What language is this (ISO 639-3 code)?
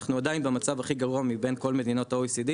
heb